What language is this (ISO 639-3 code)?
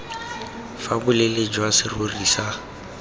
tsn